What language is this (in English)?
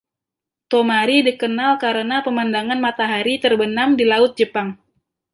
Indonesian